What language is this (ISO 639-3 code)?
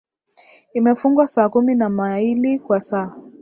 swa